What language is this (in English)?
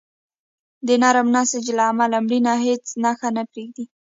Pashto